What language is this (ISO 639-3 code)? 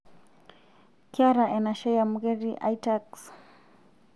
mas